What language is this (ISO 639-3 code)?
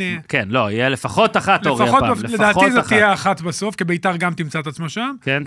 heb